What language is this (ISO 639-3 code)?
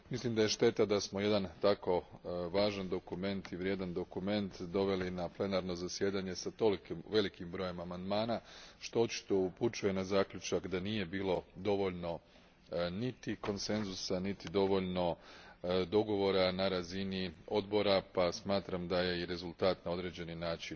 hrv